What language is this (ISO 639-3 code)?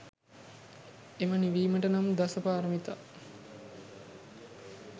sin